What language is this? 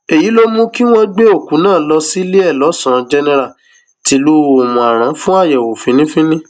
Yoruba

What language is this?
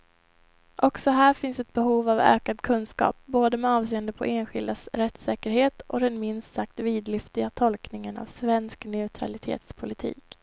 Swedish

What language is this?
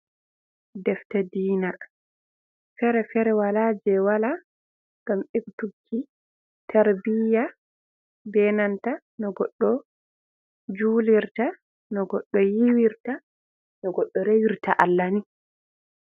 Fula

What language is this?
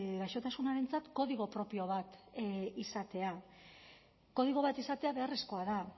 Basque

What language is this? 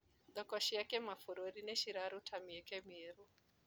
Kikuyu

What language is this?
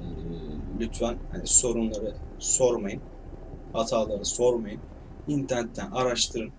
Turkish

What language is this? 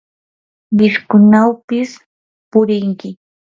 Yanahuanca Pasco Quechua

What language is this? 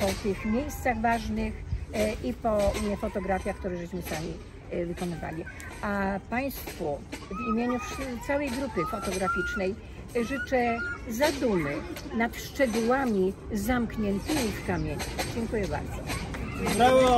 Polish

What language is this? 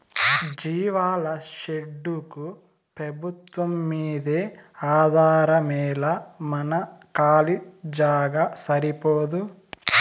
Telugu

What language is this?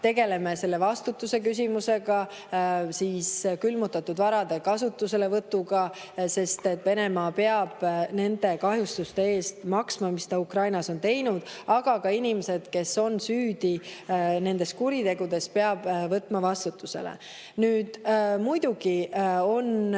Estonian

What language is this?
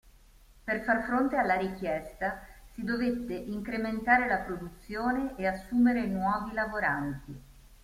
Italian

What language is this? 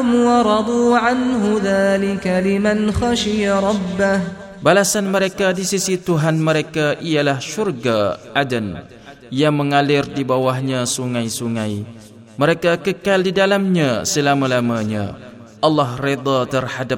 Malay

